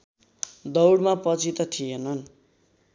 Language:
Nepali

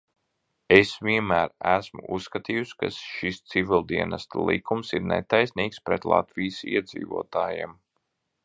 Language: Latvian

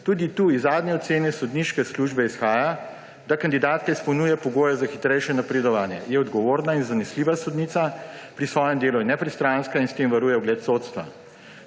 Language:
Slovenian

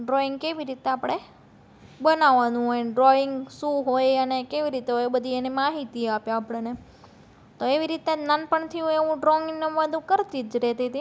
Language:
Gujarati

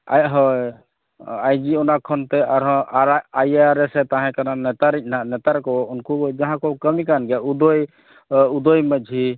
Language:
Santali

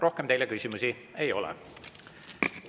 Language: Estonian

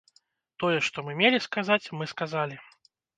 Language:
Belarusian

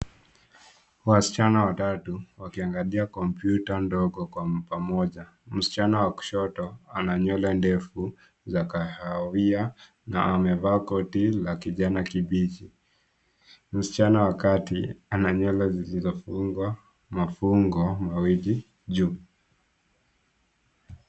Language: Swahili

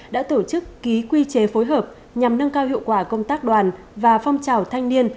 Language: Vietnamese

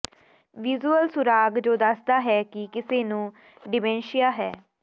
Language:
Punjabi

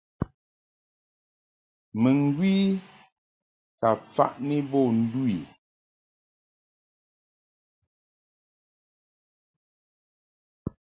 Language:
Mungaka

